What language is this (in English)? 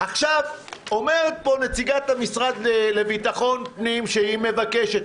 Hebrew